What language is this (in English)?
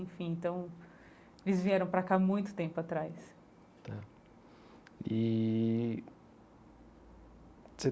Portuguese